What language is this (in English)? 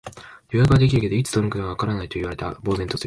Japanese